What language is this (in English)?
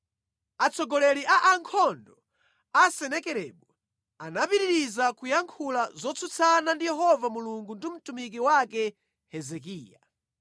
Nyanja